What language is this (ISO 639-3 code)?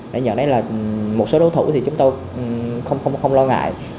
vie